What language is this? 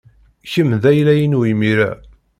Kabyle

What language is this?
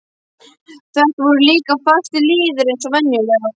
Icelandic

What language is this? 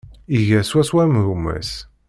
Kabyle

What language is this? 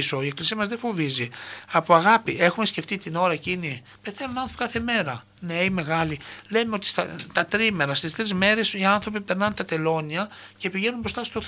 Greek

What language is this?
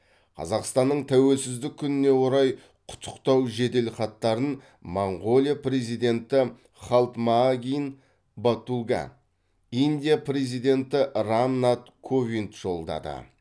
Kazakh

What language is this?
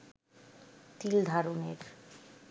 Bangla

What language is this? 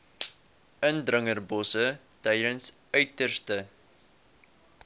Afrikaans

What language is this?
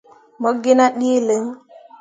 Mundang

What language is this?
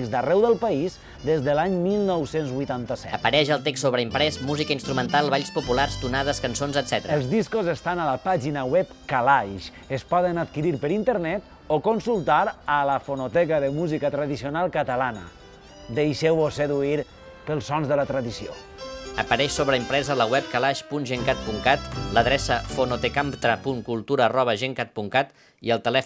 Catalan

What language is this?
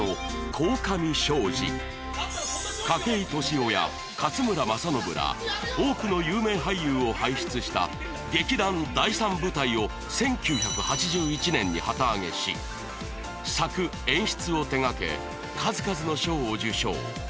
Japanese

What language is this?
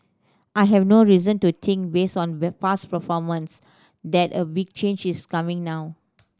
English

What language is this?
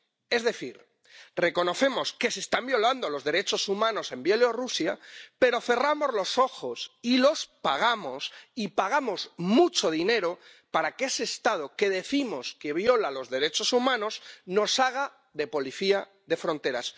Spanish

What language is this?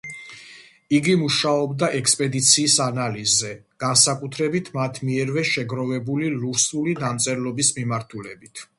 Georgian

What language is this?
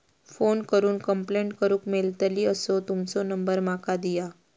Marathi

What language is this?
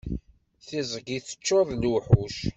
Kabyle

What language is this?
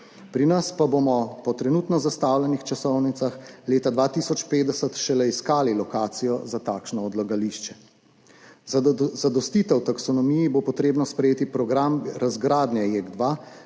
Slovenian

